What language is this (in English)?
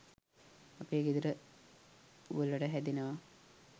Sinhala